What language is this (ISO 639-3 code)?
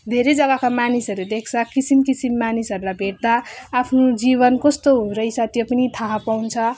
nep